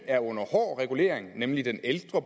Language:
Danish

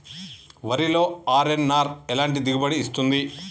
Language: Telugu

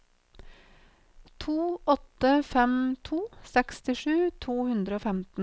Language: Norwegian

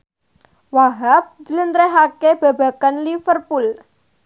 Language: Javanese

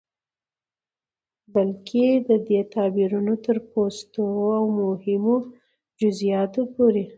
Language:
Pashto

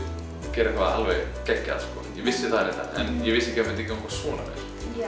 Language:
Icelandic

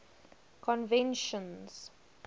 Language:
English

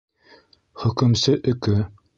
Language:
Bashkir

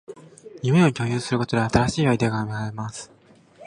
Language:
Japanese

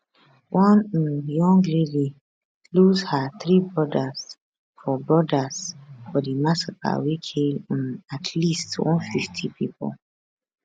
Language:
Nigerian Pidgin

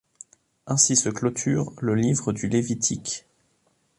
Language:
French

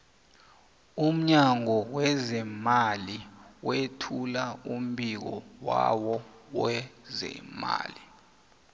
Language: South Ndebele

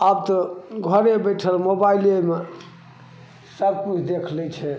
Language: Maithili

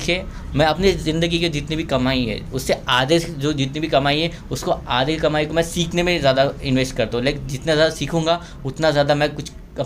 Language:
Hindi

